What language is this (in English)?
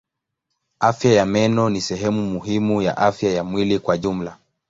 Swahili